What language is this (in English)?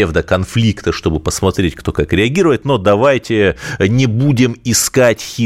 Russian